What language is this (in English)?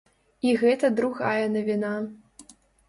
Belarusian